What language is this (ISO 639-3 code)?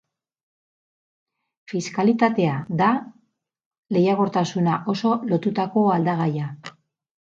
eus